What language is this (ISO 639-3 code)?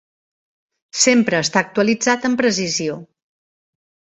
cat